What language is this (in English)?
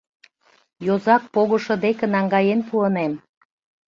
Mari